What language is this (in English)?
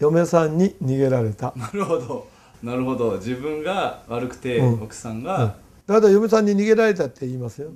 Japanese